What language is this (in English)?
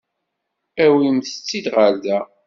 Kabyle